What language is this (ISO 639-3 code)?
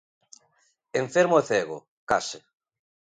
glg